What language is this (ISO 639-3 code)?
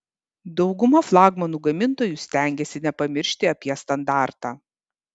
lit